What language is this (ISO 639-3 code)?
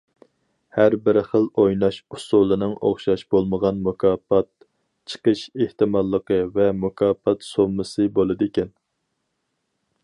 uig